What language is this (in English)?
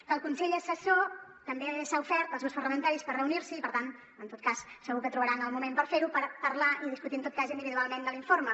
Catalan